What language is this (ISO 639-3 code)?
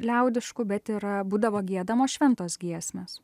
lit